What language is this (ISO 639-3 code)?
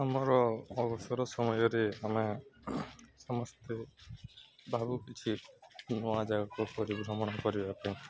ori